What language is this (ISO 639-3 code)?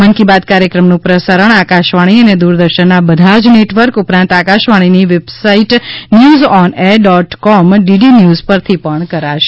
guj